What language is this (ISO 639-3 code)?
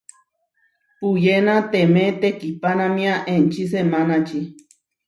var